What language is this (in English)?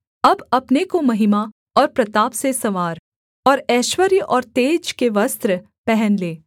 Hindi